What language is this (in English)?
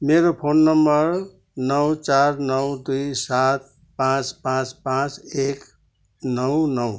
Nepali